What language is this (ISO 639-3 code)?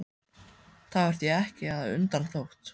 isl